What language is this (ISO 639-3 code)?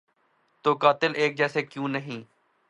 urd